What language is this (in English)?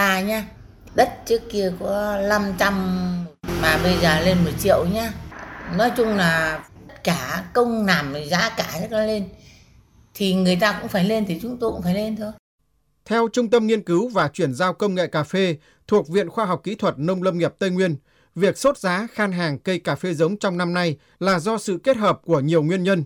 Vietnamese